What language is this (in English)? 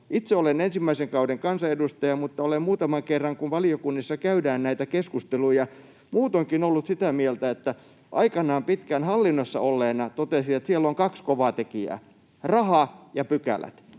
Finnish